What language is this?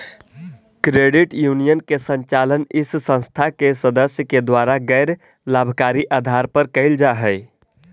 Magahi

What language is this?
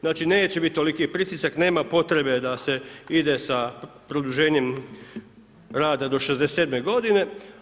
Croatian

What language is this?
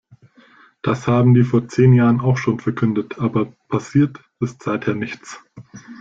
German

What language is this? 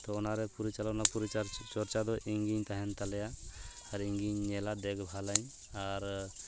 Santali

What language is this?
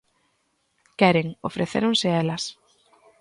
Galician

